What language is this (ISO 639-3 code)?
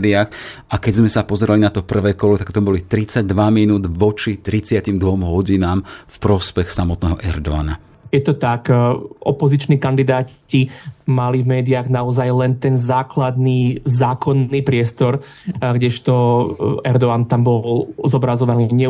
slk